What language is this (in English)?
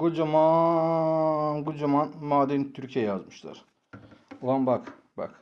Turkish